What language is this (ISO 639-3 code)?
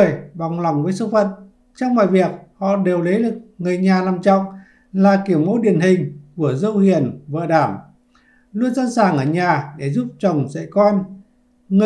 vie